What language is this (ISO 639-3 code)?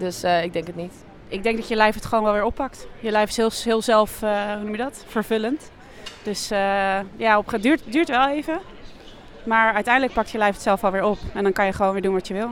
nld